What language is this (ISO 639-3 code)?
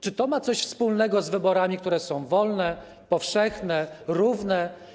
pol